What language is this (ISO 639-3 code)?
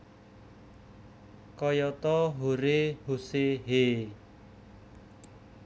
jav